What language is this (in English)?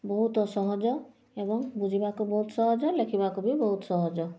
Odia